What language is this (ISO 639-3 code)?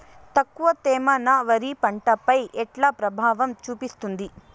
tel